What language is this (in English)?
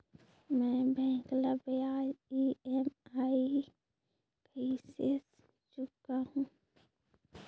Chhattisgarhi